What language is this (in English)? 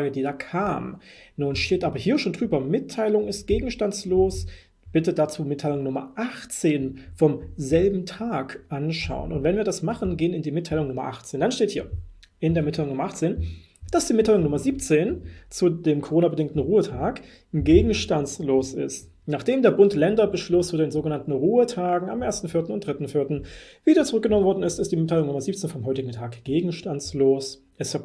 German